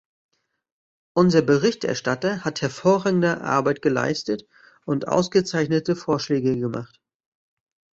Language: German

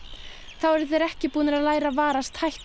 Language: Icelandic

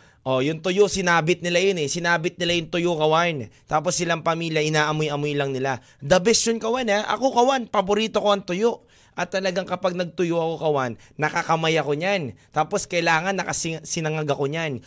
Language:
Filipino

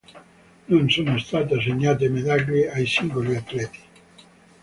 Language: Italian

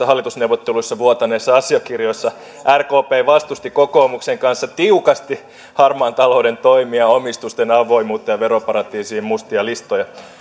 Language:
Finnish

